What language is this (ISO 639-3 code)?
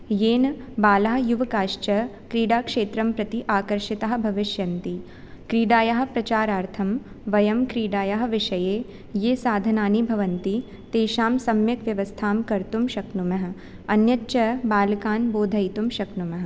san